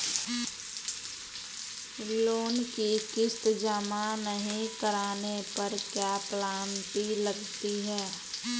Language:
Hindi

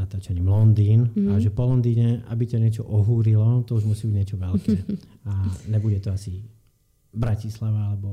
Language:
Slovak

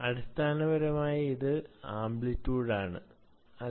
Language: Malayalam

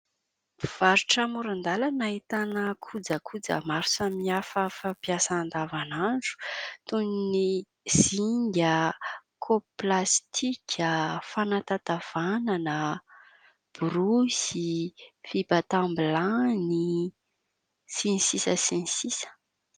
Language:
Malagasy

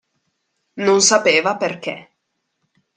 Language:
Italian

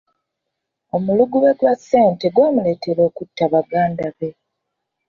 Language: Ganda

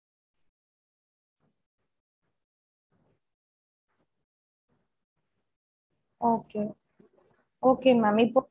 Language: Tamil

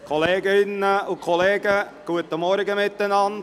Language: Swiss German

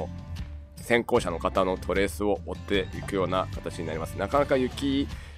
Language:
Japanese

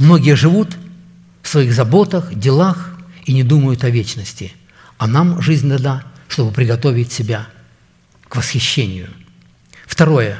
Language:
Russian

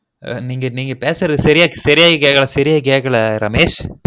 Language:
Tamil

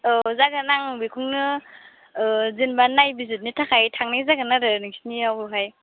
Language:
Bodo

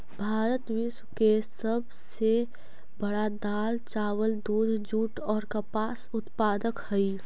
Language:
Magahi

